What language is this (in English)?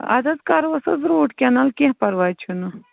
Kashmiri